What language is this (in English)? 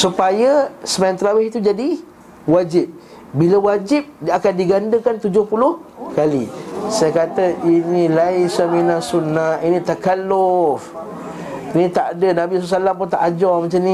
Malay